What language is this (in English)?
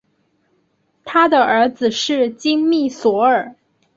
Chinese